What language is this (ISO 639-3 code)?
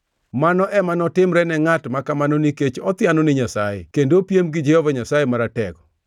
luo